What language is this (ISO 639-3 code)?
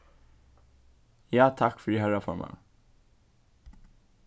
fao